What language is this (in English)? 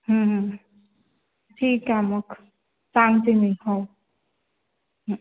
Marathi